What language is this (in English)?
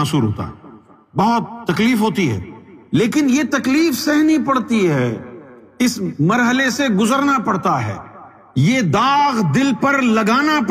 Urdu